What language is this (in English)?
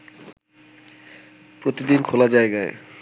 Bangla